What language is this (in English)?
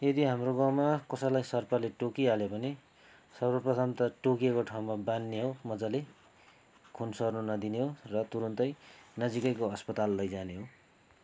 Nepali